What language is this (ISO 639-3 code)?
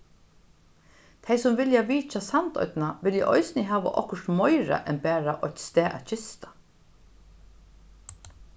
fao